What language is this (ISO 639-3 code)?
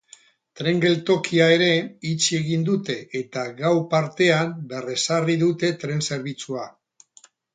eus